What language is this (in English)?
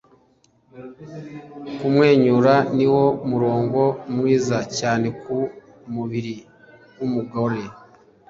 Kinyarwanda